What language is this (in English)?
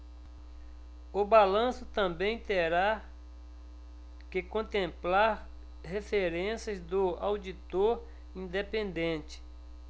Portuguese